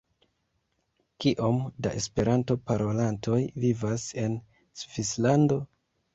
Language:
Esperanto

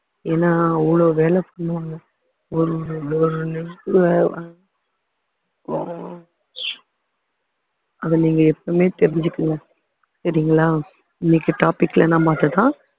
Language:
Tamil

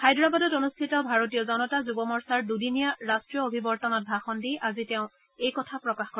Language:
Assamese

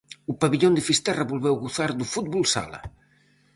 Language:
Galician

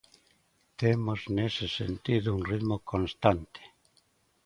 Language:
Galician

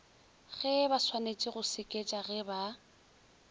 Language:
Northern Sotho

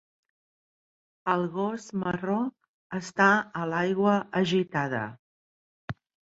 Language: Catalan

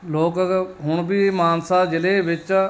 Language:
Punjabi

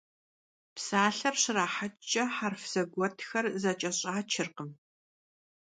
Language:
Kabardian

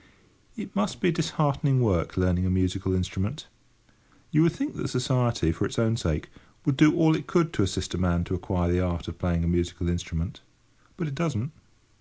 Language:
English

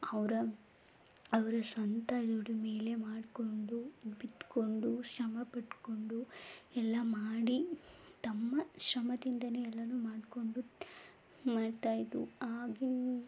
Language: Kannada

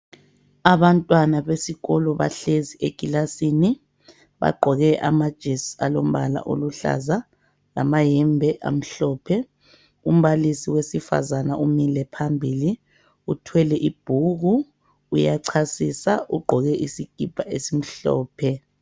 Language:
North Ndebele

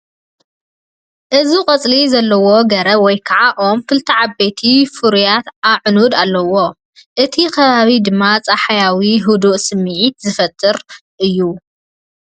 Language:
Tigrinya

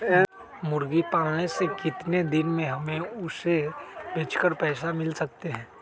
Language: Magahi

